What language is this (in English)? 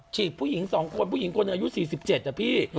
Thai